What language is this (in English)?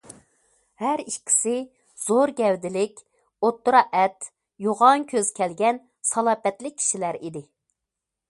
Uyghur